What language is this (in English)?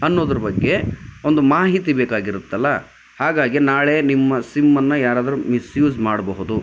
Kannada